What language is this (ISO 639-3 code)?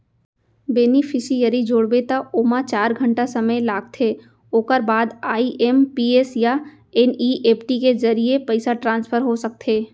hne